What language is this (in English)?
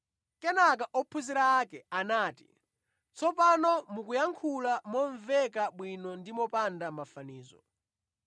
Nyanja